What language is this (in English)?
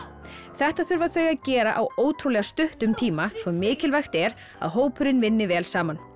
Icelandic